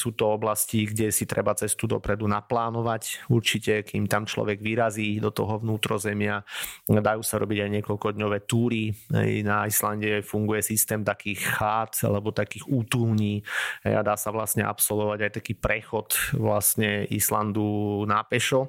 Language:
Slovak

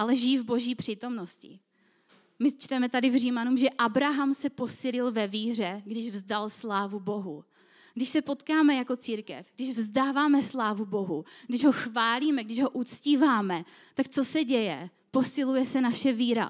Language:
Czech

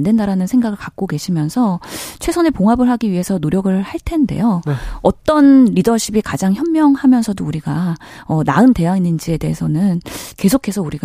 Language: Korean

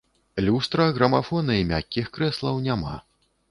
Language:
Belarusian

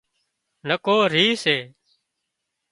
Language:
Wadiyara Koli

